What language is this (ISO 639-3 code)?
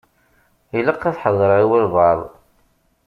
kab